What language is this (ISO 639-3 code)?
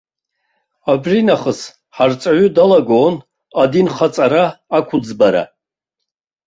abk